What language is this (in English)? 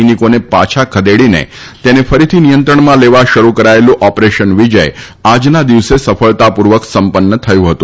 Gujarati